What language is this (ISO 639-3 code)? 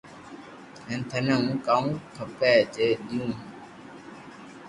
lrk